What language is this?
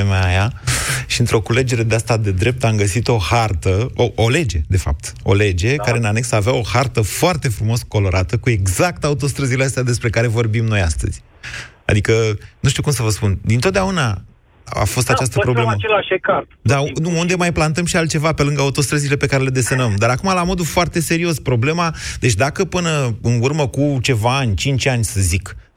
Romanian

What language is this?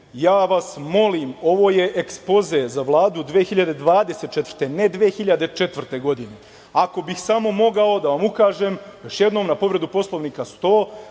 Serbian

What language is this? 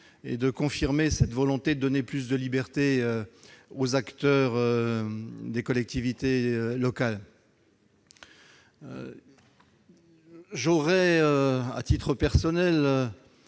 French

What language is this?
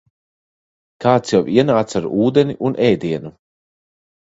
Latvian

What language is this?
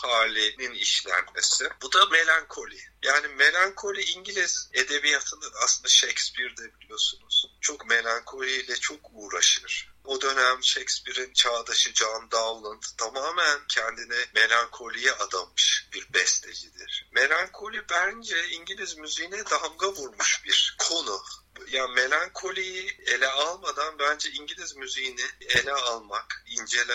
Turkish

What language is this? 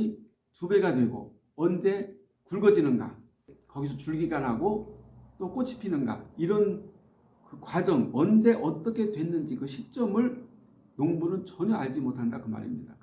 Korean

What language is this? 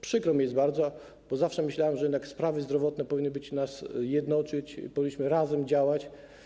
Polish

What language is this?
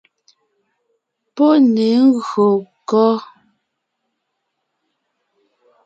Ngiemboon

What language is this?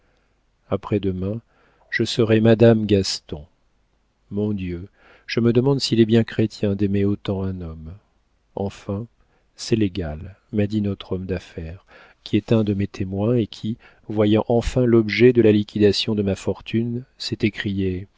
French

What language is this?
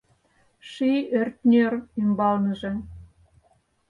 Mari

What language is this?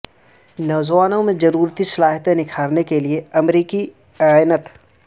Urdu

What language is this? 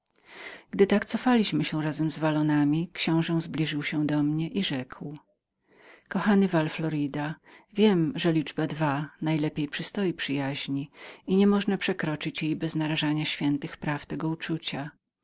Polish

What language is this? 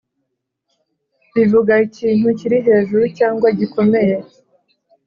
Kinyarwanda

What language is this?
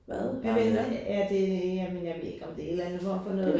Danish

